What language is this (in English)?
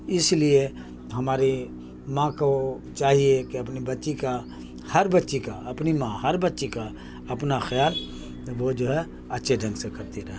Urdu